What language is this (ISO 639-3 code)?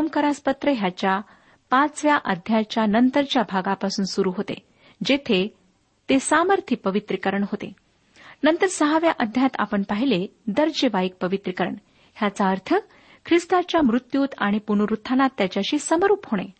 mar